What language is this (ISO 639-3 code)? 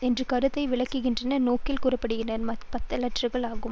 tam